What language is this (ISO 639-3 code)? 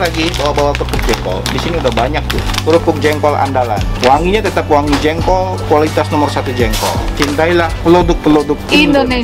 ind